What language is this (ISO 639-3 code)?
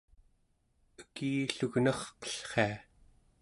esu